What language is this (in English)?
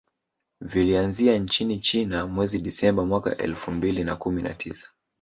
Swahili